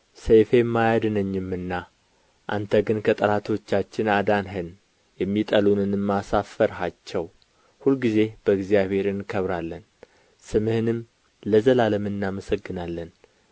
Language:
Amharic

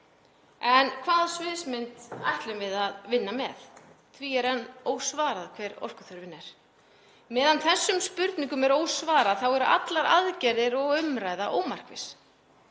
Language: Icelandic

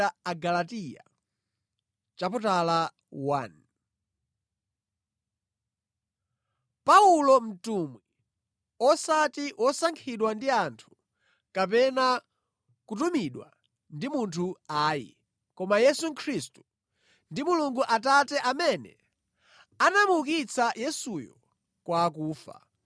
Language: Nyanja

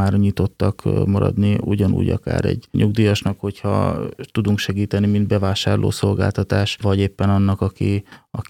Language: Hungarian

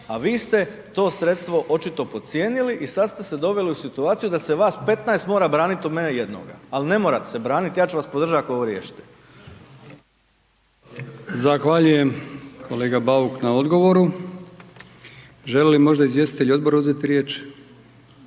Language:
Croatian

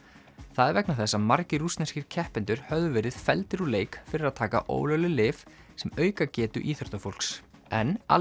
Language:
Icelandic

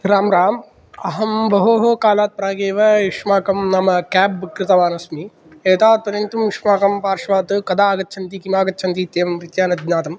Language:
Sanskrit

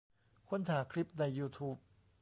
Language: Thai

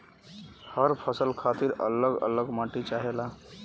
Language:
Bhojpuri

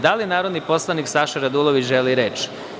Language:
Serbian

